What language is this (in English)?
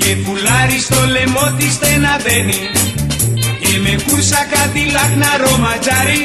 Greek